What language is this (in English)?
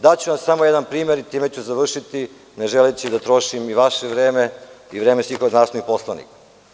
Serbian